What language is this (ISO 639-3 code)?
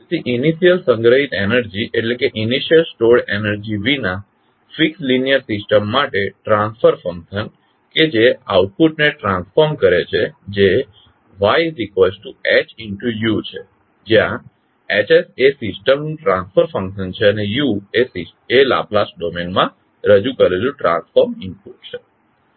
guj